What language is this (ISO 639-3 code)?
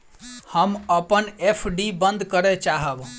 mai